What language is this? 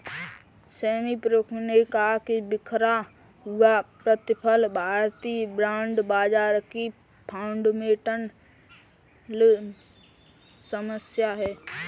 Hindi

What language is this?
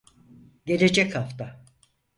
Turkish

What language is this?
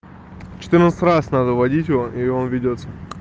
Russian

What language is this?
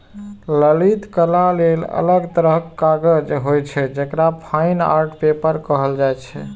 Maithili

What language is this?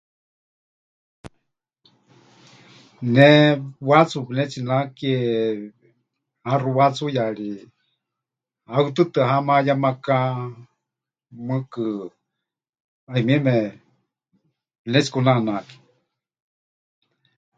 Huichol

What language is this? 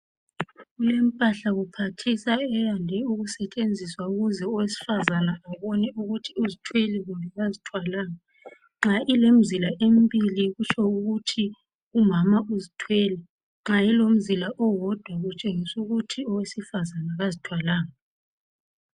North Ndebele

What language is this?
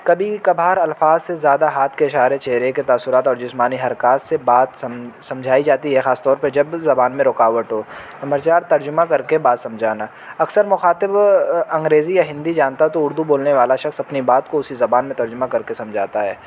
Urdu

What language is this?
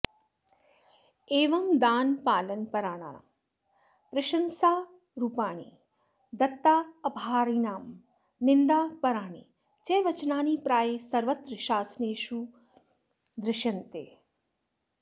Sanskrit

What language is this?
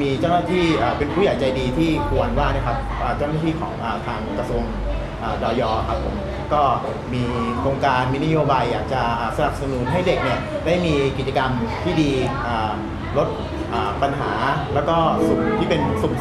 Thai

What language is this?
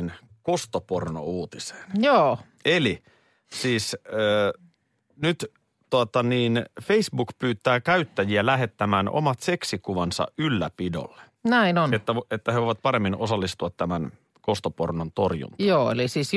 Finnish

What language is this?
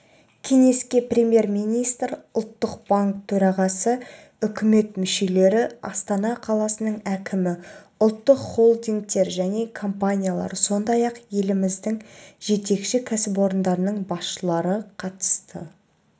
Kazakh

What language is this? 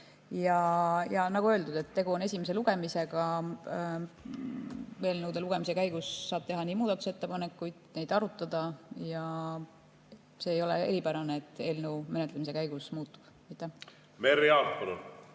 Estonian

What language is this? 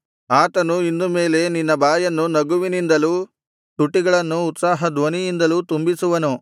Kannada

